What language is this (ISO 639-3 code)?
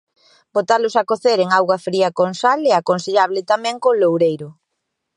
glg